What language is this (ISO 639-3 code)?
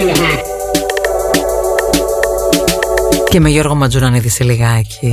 ell